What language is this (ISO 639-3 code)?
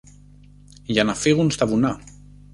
ell